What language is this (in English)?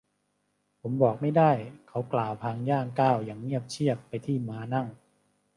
Thai